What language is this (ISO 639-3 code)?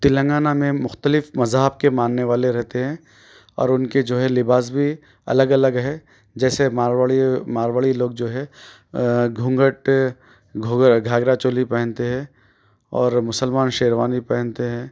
urd